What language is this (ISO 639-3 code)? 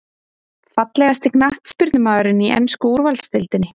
isl